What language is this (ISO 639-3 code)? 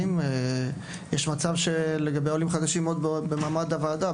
heb